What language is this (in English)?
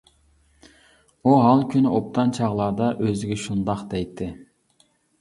Uyghur